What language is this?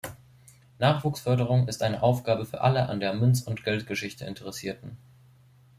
German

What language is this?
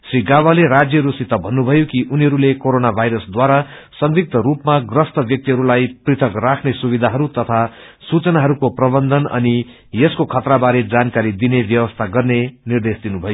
Nepali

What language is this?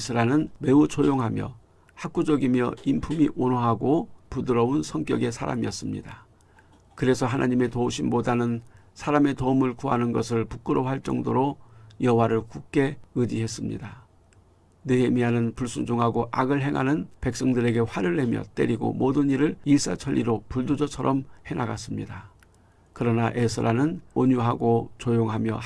Korean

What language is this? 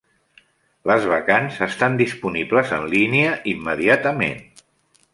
Catalan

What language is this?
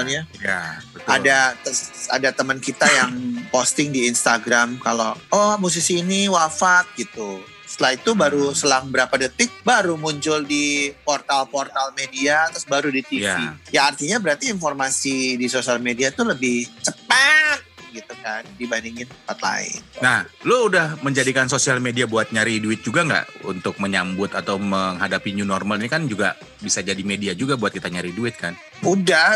Indonesian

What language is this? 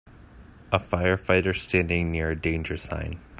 English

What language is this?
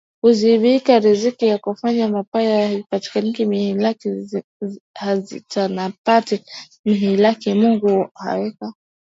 Swahili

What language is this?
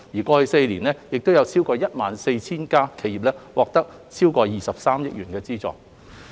Cantonese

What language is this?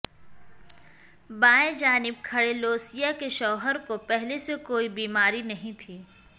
Urdu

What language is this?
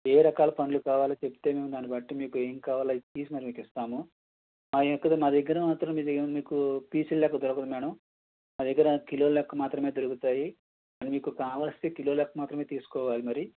Telugu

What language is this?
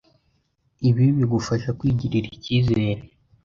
Kinyarwanda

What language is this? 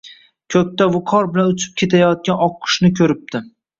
Uzbek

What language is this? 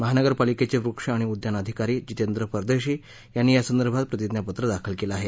Marathi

